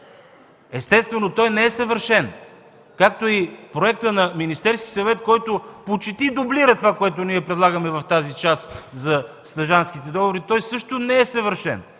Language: Bulgarian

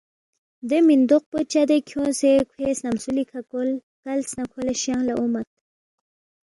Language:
Balti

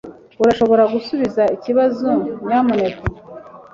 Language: Kinyarwanda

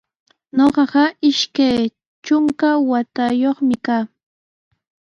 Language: Sihuas Ancash Quechua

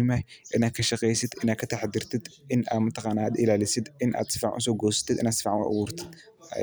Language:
Somali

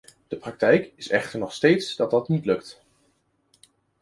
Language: Dutch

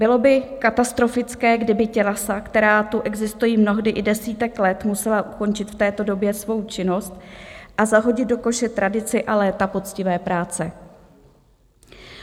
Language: Czech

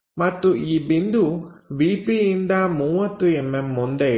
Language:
Kannada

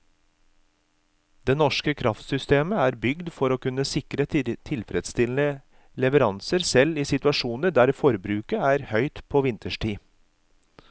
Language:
Norwegian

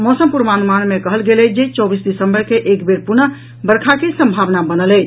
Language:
Maithili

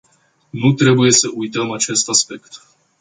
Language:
Romanian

